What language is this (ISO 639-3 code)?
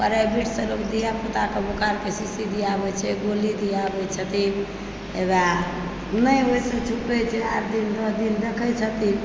mai